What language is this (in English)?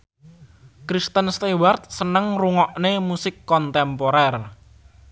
Javanese